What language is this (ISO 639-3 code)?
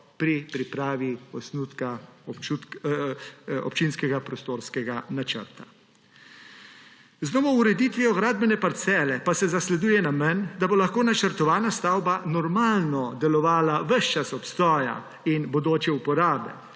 slv